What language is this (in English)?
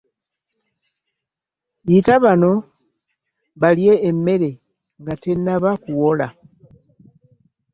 Ganda